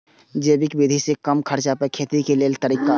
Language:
Maithili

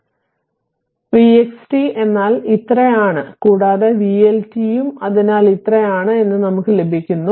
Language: Malayalam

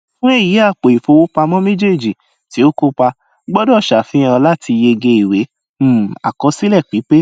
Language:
Yoruba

